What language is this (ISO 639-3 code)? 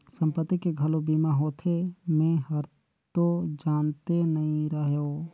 hne